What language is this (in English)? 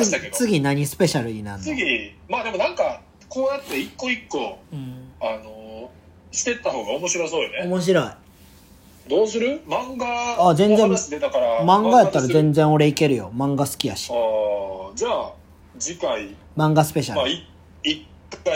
Japanese